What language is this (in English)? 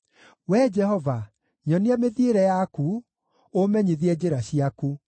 Kikuyu